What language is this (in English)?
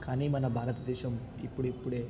Telugu